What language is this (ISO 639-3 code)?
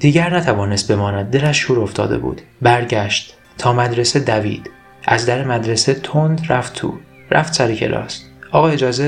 fas